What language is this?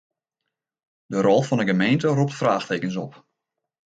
Western Frisian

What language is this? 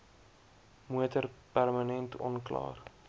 Afrikaans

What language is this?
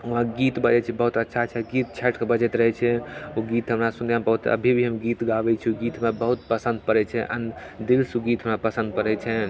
Maithili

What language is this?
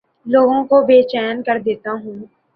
Urdu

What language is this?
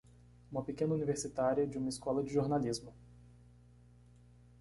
Portuguese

